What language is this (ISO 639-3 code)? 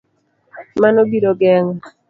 luo